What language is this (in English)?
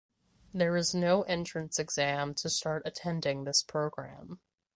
English